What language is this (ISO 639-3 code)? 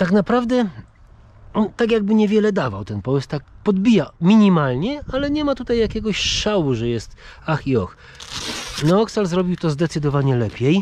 pol